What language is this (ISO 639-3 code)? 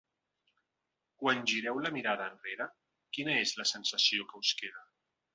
cat